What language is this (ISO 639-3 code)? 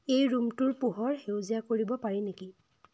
asm